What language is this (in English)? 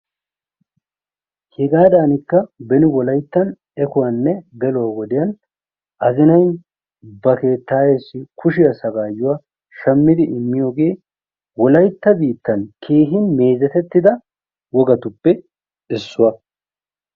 Wolaytta